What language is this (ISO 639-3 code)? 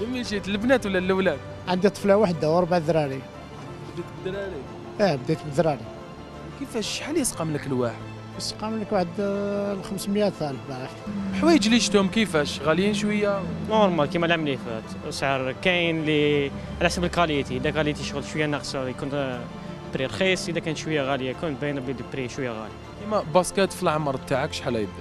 ara